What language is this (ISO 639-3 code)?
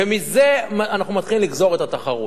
heb